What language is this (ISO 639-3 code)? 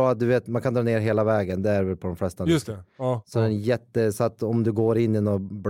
swe